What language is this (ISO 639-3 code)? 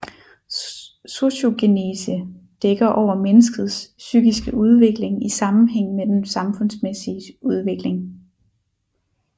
dan